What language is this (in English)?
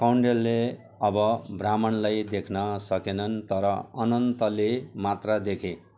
Nepali